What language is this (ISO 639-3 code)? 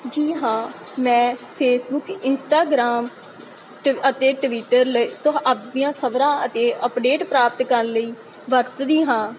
pan